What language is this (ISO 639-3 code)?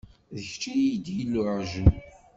kab